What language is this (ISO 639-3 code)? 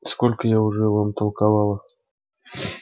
rus